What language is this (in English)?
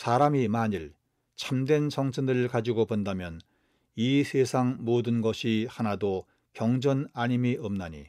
Korean